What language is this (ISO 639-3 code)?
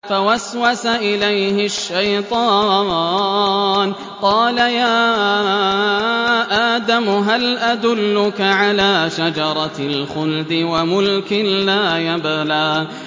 ara